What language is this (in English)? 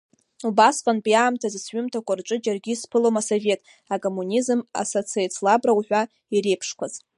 Abkhazian